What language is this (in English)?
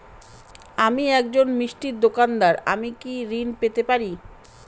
Bangla